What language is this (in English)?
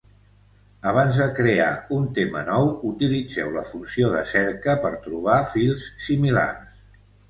Catalan